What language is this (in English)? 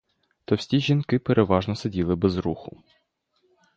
Ukrainian